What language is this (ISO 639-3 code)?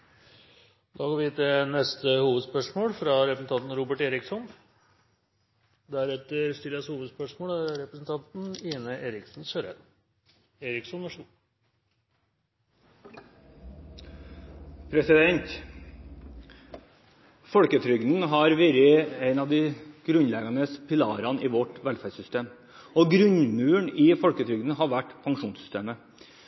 nor